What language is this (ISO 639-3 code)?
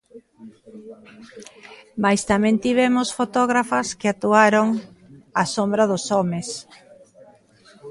glg